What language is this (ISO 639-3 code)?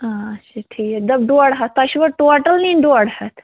kas